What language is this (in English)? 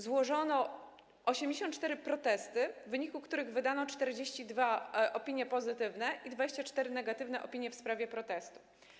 Polish